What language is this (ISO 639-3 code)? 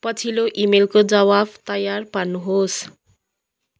nep